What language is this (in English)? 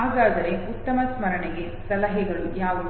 Kannada